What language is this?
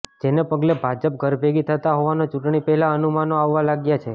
Gujarati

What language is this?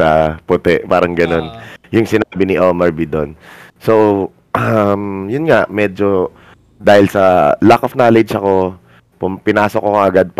Filipino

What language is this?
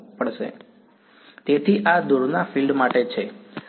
Gujarati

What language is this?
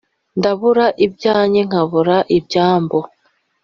Kinyarwanda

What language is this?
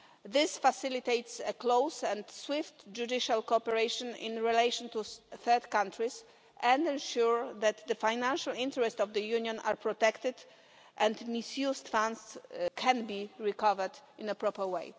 English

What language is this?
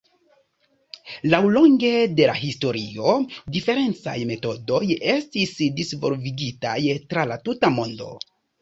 Esperanto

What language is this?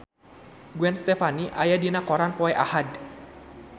Sundanese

